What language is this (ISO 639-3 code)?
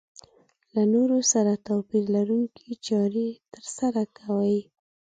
pus